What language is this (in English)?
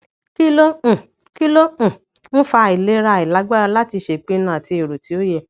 Yoruba